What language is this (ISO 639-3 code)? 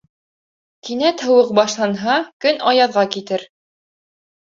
bak